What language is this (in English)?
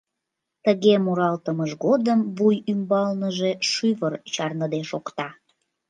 Mari